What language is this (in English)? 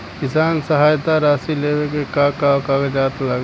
Bhojpuri